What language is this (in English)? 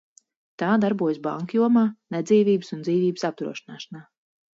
Latvian